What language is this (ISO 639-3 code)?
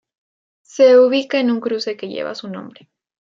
spa